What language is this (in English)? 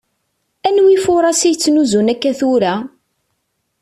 Kabyle